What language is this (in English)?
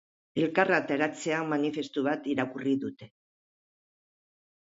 Basque